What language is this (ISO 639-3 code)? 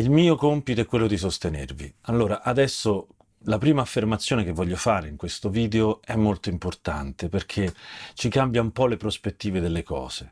ita